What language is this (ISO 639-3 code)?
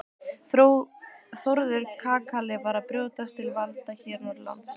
isl